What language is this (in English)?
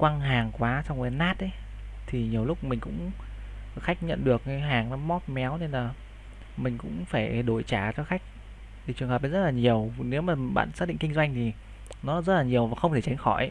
Vietnamese